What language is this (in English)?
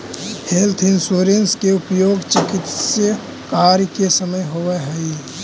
Magahi